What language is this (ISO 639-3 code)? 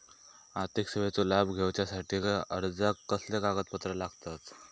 mar